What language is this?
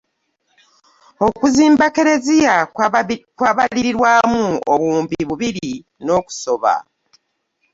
Ganda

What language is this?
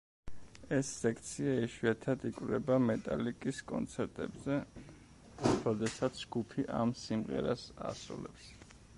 Georgian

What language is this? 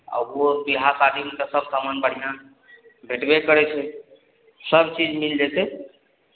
Maithili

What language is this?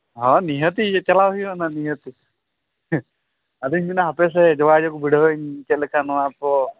Santali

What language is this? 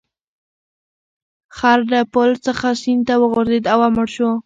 Pashto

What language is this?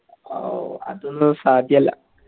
Malayalam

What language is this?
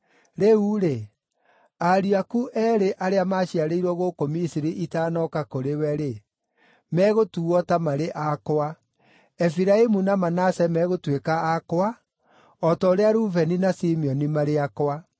Kikuyu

